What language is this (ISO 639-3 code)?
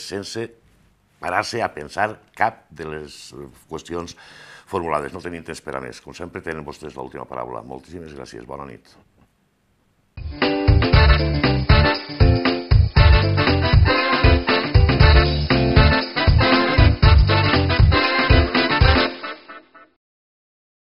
spa